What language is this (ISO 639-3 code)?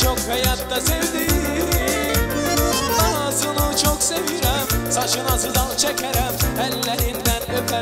ron